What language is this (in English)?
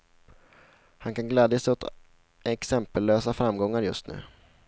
Swedish